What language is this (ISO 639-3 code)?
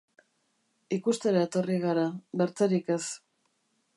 eus